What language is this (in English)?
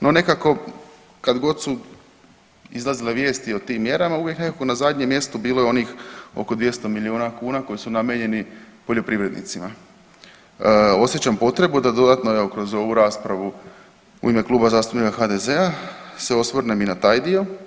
Croatian